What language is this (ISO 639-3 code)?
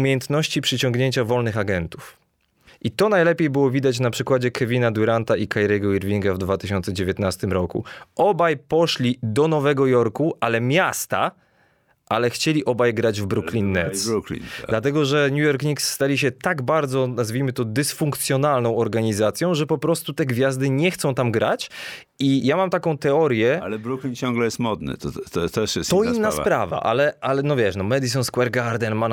pol